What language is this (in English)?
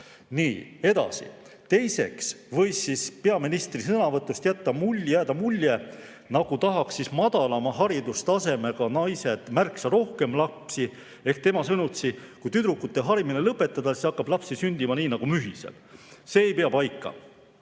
Estonian